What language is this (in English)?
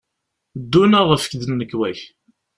Kabyle